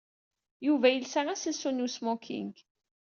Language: Kabyle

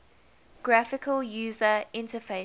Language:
English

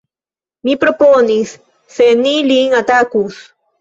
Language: Esperanto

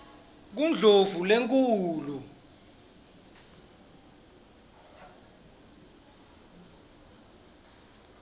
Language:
Swati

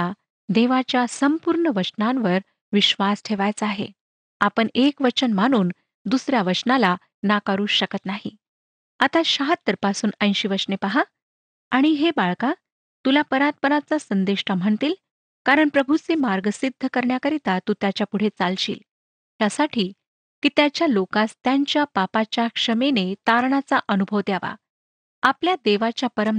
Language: Marathi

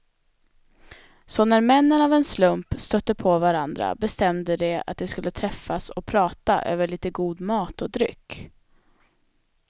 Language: Swedish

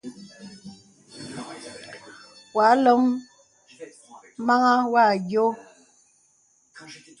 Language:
Bebele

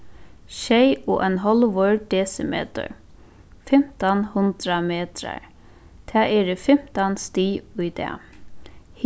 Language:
Faroese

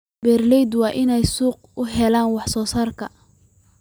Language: Somali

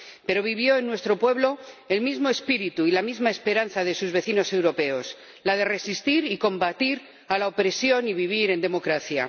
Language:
Spanish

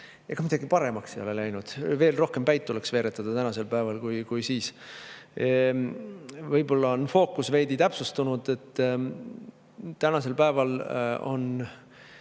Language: Estonian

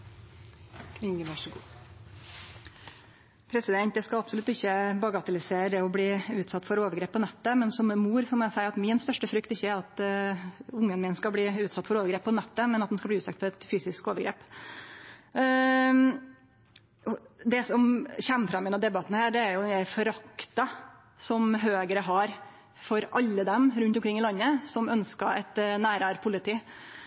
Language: Norwegian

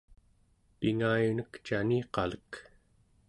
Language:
Central Yupik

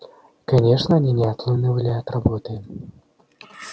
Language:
Russian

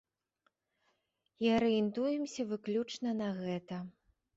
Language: Belarusian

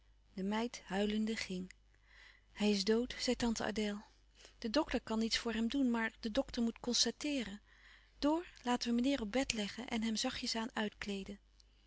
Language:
Dutch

